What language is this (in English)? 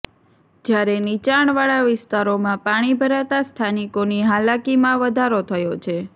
Gujarati